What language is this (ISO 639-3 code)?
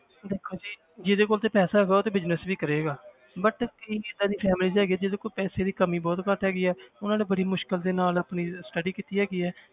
pan